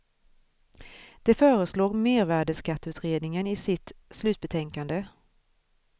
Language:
Swedish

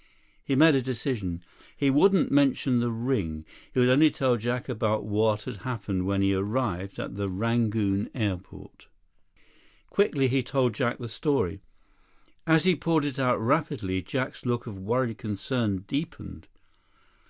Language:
English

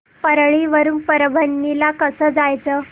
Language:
Marathi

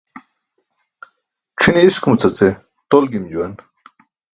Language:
Burushaski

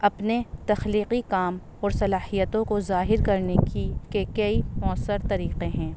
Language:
Urdu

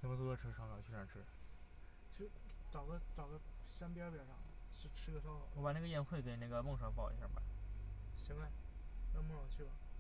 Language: Chinese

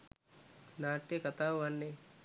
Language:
Sinhala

